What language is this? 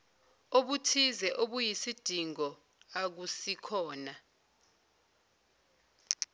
Zulu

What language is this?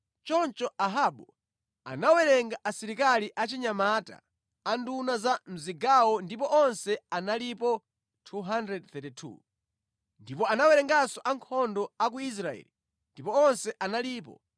Nyanja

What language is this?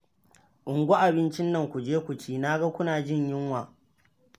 Hausa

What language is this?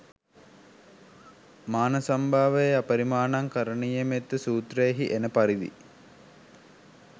Sinhala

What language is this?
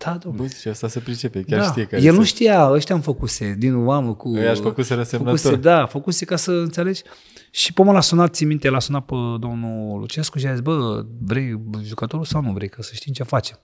Romanian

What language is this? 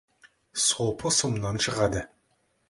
Kazakh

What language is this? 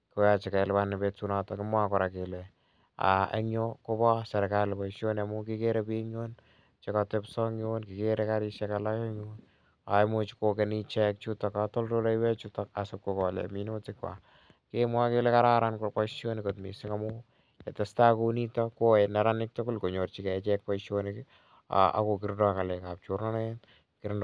Kalenjin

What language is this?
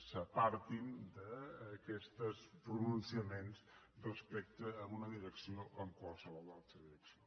Catalan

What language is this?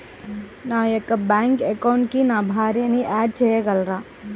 Telugu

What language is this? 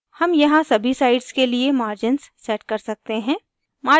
Hindi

